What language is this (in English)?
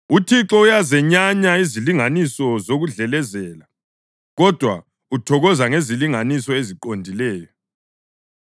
North Ndebele